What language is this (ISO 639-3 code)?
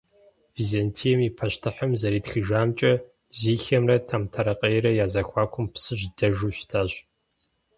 kbd